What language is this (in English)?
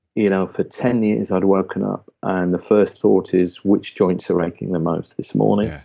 English